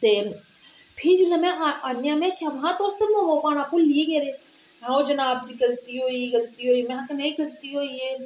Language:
Dogri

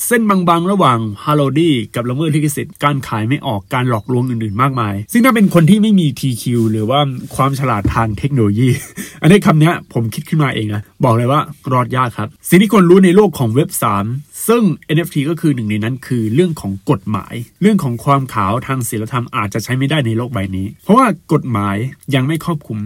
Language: Thai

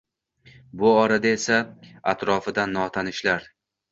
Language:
Uzbek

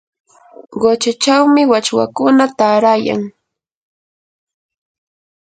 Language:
Yanahuanca Pasco Quechua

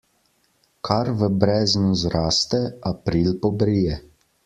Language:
Slovenian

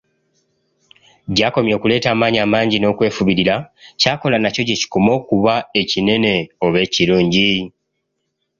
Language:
Ganda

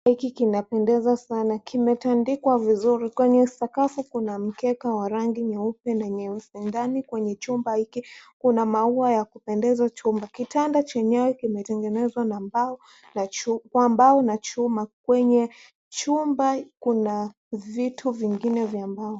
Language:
Swahili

